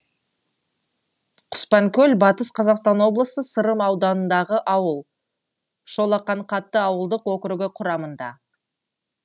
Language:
Kazakh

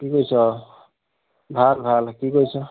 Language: Assamese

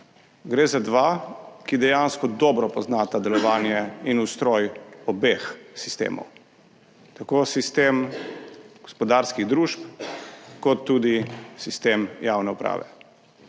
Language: Slovenian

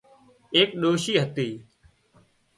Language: Wadiyara Koli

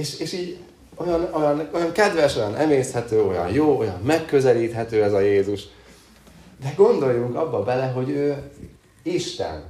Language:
Hungarian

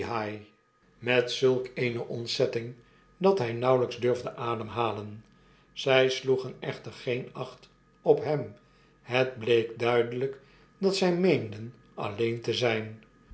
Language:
Dutch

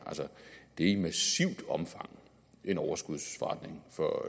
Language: Danish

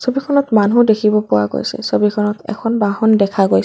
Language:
Assamese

